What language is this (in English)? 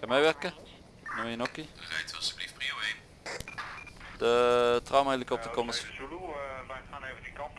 Dutch